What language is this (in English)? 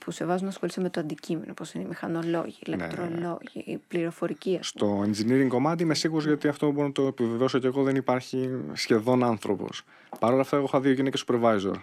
Greek